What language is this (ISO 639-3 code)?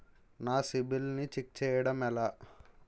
tel